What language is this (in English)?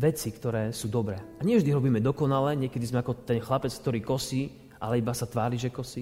Slovak